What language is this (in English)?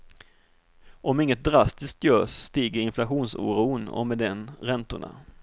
Swedish